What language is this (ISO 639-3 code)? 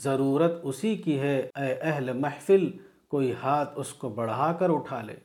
urd